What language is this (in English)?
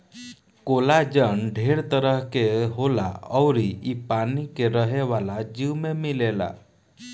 Bhojpuri